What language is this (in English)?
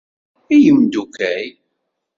Kabyle